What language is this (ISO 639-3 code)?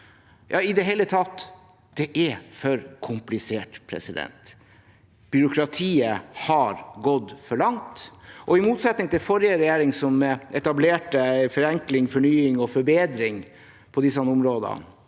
nor